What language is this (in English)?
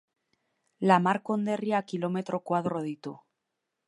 Basque